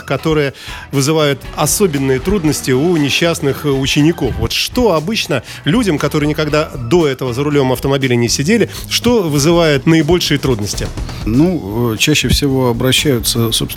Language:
Russian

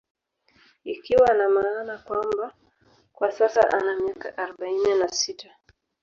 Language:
Swahili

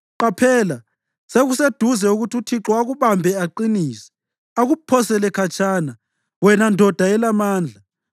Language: North Ndebele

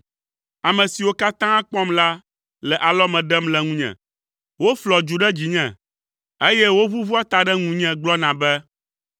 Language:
Ewe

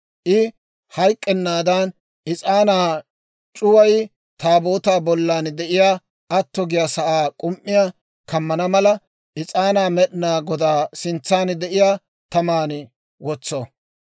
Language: Dawro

